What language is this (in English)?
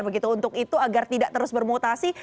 Indonesian